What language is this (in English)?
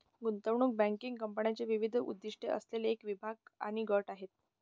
Marathi